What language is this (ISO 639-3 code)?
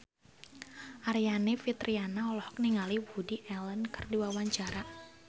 sun